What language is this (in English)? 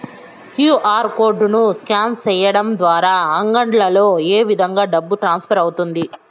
Telugu